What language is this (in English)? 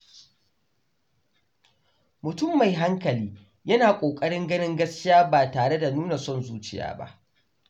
Hausa